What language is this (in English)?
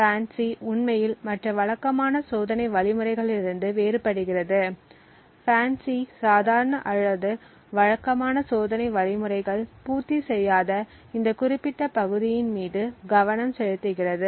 Tamil